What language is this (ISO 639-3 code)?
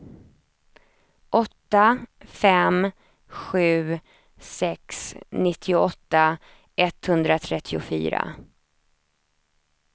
swe